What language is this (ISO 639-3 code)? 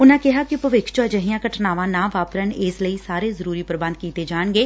pan